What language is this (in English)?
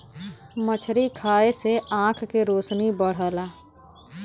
Bhojpuri